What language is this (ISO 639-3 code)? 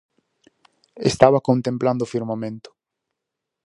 glg